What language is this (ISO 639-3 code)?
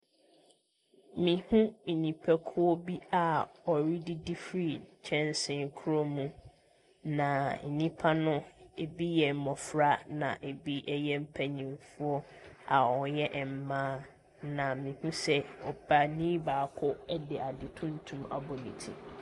aka